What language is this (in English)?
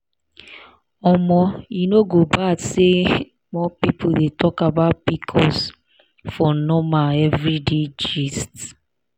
Nigerian Pidgin